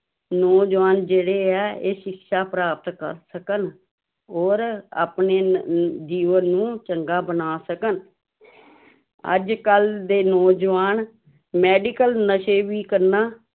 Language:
Punjabi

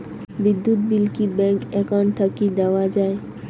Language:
Bangla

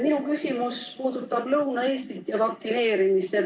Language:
Estonian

